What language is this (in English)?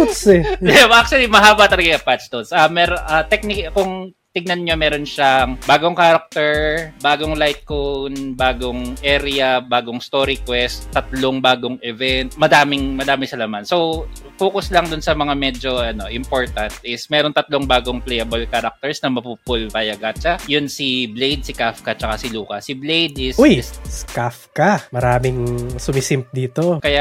Filipino